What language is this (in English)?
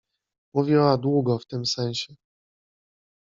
Polish